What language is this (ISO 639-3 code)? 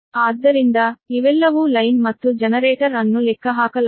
kan